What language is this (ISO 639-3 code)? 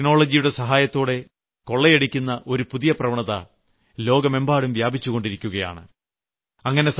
mal